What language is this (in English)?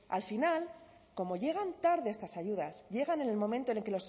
Spanish